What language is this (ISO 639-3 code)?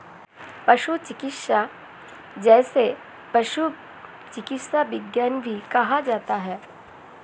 hin